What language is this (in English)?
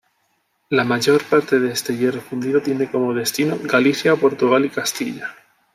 Spanish